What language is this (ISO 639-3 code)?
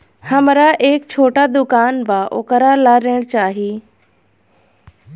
bho